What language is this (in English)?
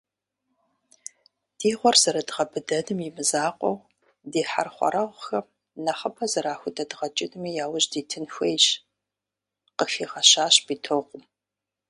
Kabardian